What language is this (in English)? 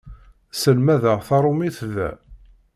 Kabyle